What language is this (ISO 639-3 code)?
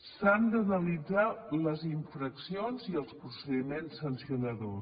cat